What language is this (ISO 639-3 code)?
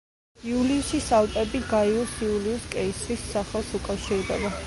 kat